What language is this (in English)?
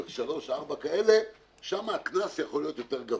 Hebrew